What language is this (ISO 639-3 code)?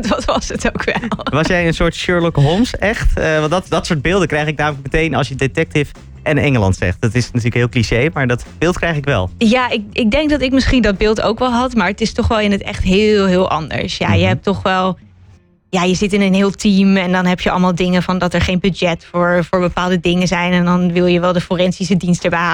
nld